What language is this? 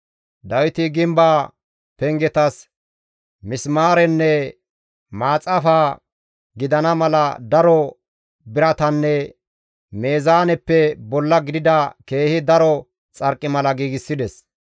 Gamo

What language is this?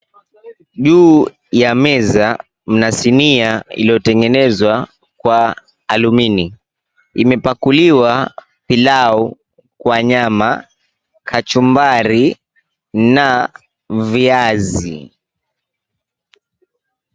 Swahili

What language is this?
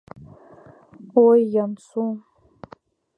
Mari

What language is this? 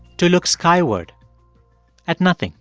English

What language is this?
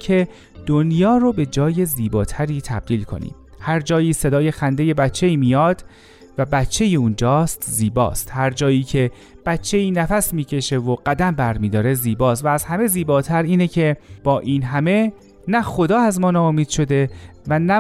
Persian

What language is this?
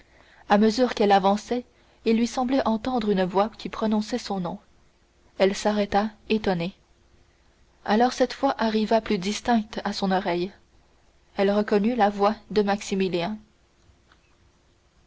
French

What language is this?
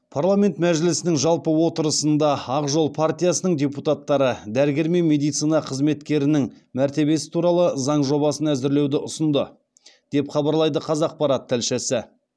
Kazakh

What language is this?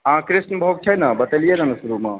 Maithili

